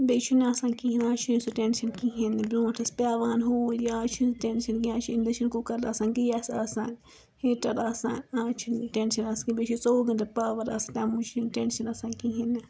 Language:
Kashmiri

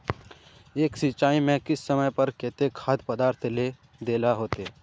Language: Magahi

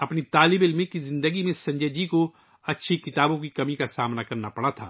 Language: Urdu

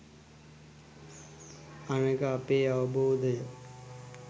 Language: Sinhala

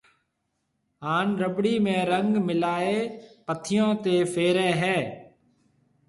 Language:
Marwari (Pakistan)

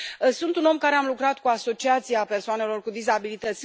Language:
Romanian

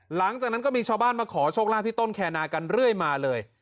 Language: Thai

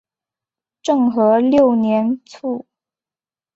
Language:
Chinese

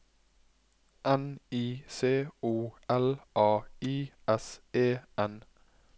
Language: Norwegian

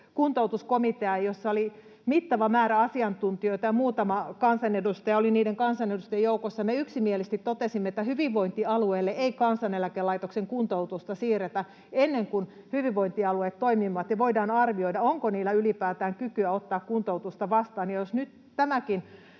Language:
Finnish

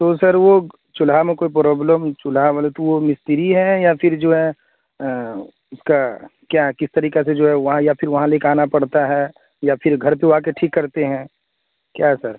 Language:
Urdu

